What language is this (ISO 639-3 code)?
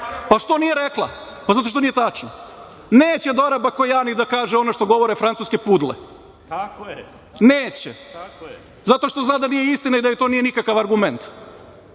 srp